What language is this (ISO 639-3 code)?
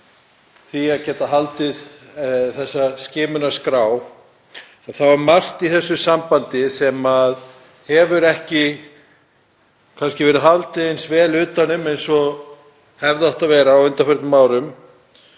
isl